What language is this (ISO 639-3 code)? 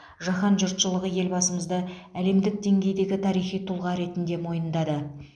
kaz